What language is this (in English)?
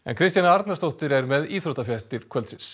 Icelandic